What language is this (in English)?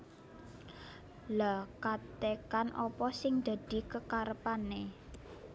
Javanese